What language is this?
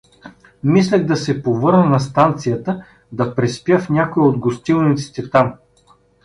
Bulgarian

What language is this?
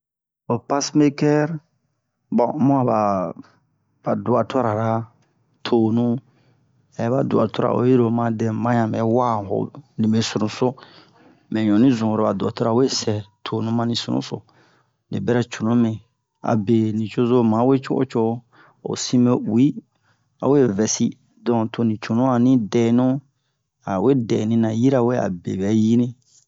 Bomu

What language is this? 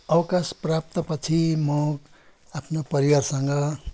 Nepali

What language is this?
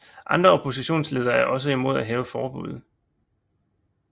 Danish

